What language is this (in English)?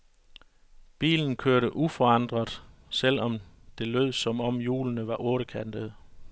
Danish